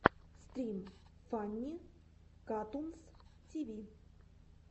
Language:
Russian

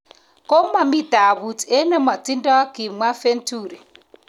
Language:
Kalenjin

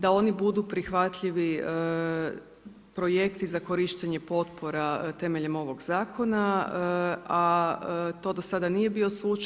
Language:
Croatian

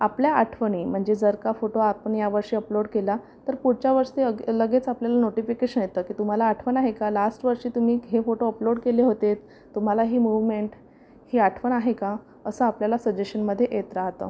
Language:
Marathi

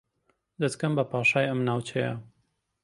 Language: Central Kurdish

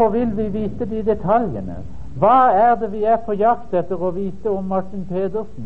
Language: Danish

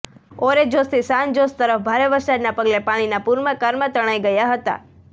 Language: Gujarati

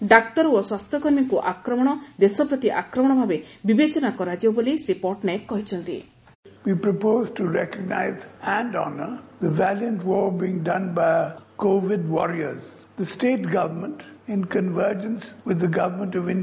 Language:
Odia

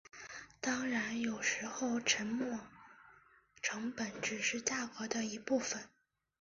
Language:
Chinese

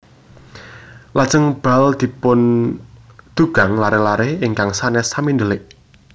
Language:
Javanese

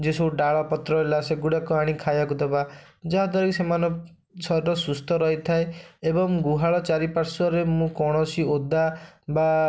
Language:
Odia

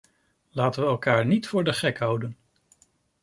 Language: Dutch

